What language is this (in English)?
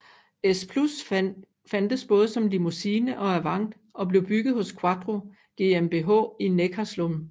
Danish